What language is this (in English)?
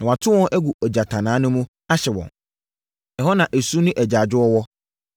Akan